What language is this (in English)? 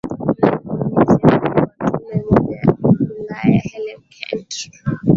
Swahili